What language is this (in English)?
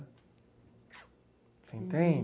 Portuguese